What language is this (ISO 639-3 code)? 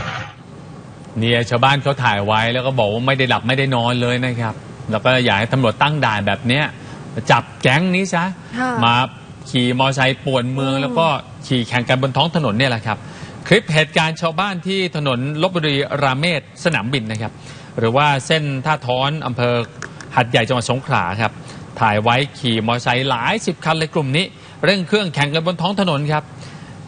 tha